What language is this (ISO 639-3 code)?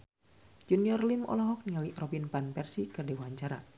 sun